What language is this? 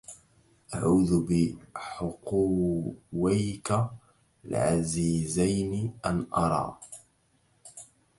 Arabic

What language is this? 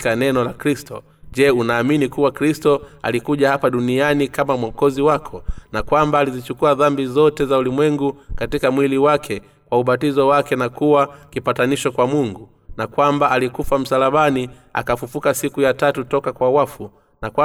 Swahili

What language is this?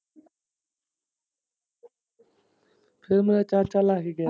Punjabi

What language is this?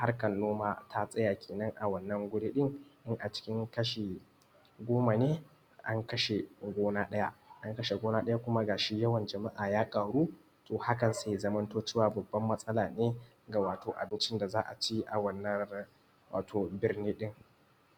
Hausa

